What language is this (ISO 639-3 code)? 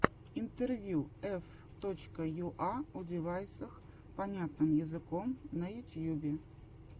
rus